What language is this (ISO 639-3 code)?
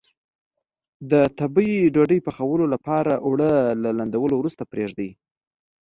pus